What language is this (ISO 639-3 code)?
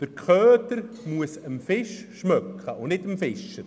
gsw